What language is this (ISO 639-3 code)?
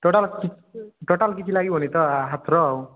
ori